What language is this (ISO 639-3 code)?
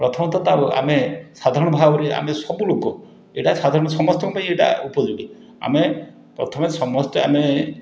ori